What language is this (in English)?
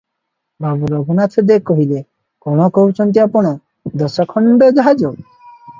Odia